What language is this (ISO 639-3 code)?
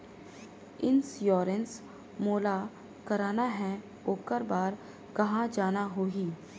hne